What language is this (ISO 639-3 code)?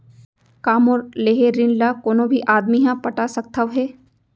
hne